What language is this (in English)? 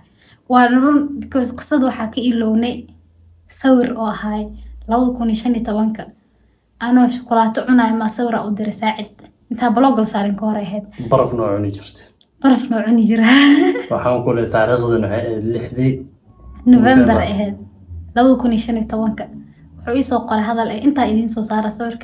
Arabic